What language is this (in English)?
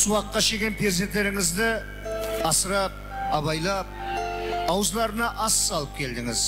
Turkish